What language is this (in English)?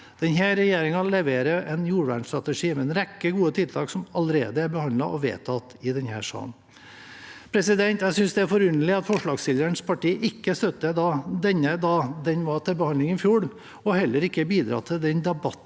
Norwegian